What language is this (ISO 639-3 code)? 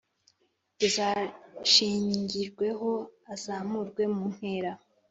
kin